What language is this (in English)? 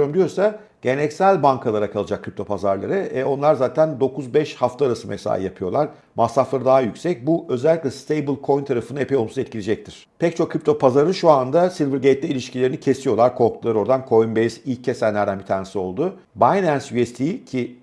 Turkish